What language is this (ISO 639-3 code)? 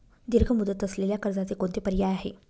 mar